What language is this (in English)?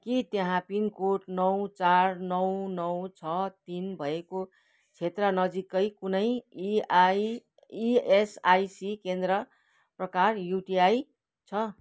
Nepali